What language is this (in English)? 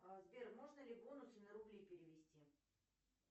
Russian